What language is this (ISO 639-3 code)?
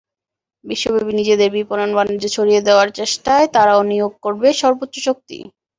ben